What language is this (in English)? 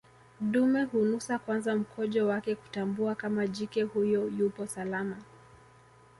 Swahili